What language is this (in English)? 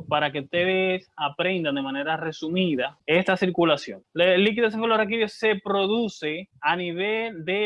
Spanish